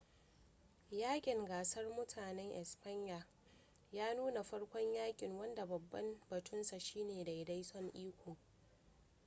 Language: Hausa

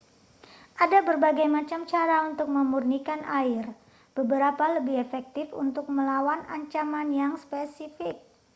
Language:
Indonesian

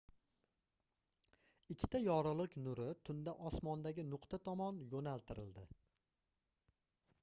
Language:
Uzbek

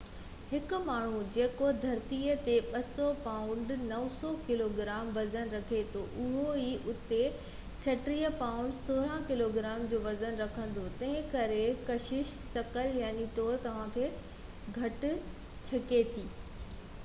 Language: Sindhi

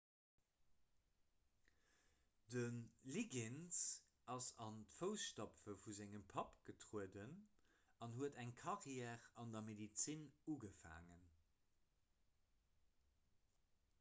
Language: Luxembourgish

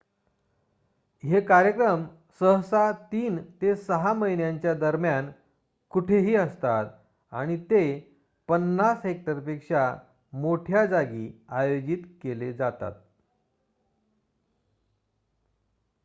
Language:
Marathi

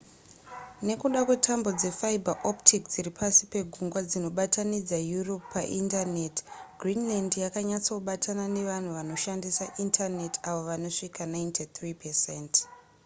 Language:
Shona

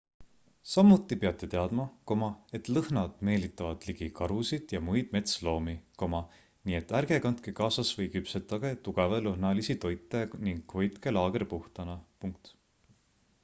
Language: Estonian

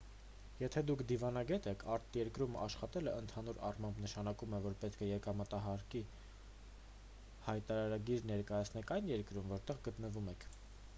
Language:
Armenian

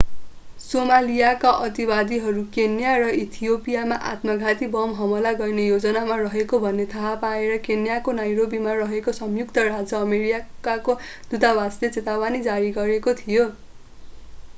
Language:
Nepali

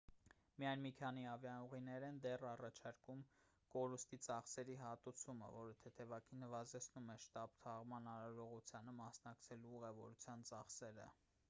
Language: Armenian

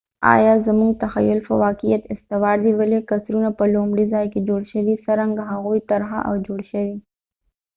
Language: Pashto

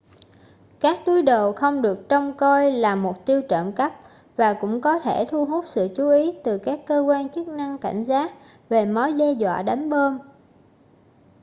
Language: Vietnamese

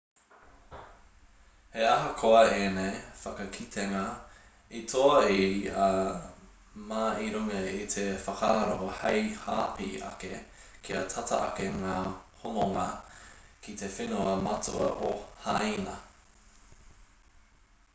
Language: Māori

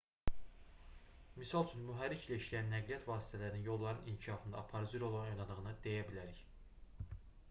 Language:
Azerbaijani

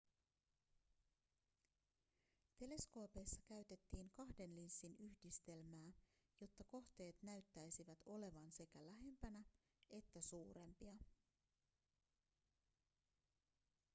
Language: Finnish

